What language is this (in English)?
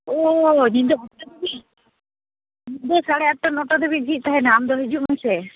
Santali